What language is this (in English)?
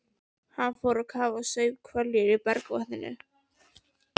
Icelandic